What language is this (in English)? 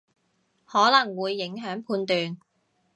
Cantonese